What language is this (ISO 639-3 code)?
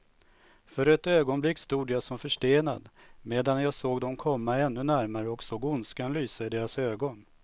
swe